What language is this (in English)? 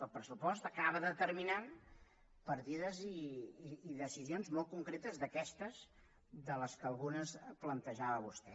Catalan